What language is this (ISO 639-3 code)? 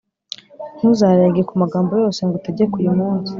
kin